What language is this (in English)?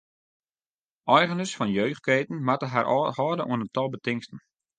Western Frisian